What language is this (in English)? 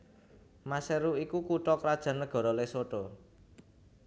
Javanese